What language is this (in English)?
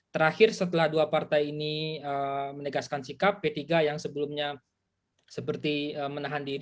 Indonesian